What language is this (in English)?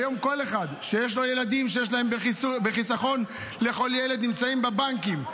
Hebrew